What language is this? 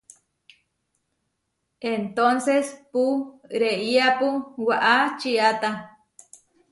Huarijio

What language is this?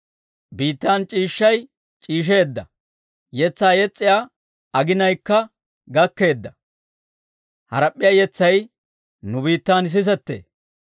Dawro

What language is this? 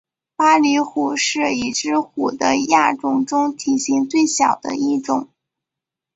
Chinese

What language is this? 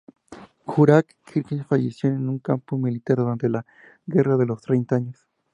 Spanish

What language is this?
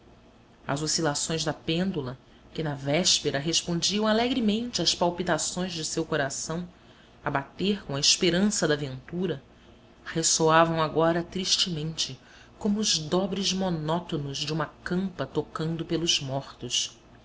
Portuguese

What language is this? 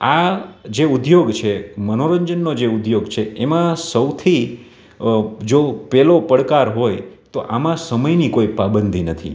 Gujarati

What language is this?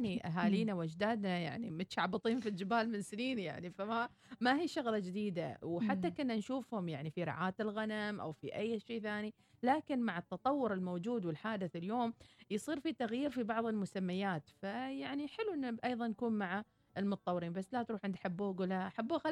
Arabic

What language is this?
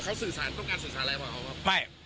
Thai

